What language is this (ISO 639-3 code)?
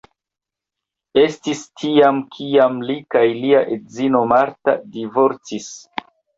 epo